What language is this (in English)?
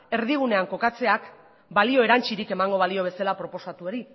Basque